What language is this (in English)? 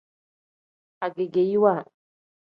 Tem